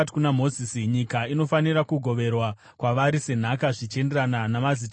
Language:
Shona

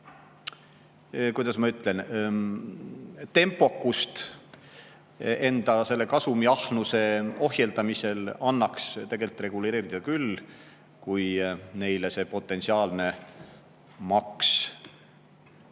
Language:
Estonian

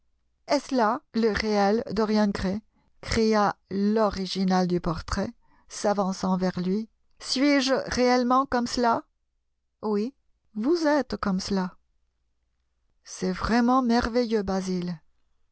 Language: French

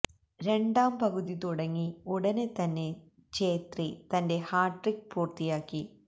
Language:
Malayalam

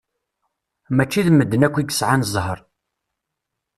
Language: Kabyle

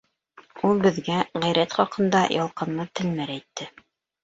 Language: Bashkir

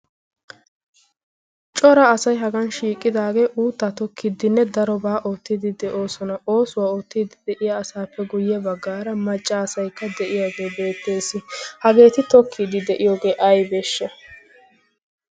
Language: Wolaytta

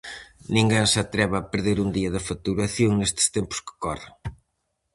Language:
Galician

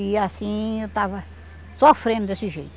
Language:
Portuguese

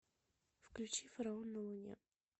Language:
Russian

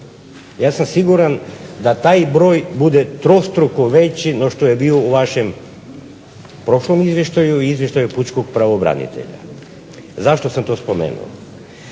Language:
Croatian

